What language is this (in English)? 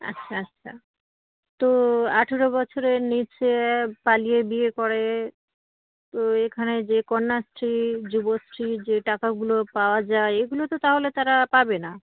Bangla